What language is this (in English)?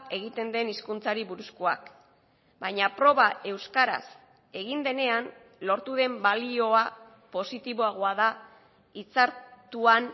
Basque